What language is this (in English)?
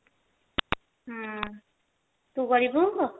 Odia